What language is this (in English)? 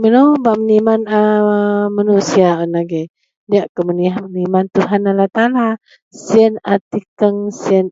Central Melanau